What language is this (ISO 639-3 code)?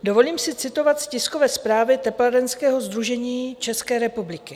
ces